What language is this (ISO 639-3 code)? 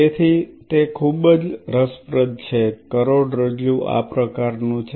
guj